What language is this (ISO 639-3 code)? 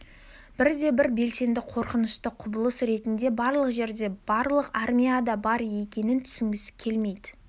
kaz